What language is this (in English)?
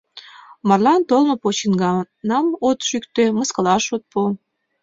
Mari